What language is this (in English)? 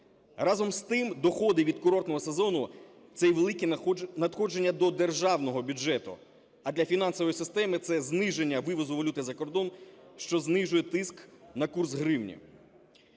Ukrainian